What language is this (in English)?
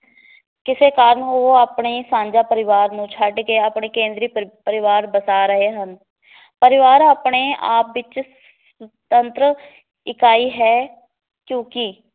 Punjabi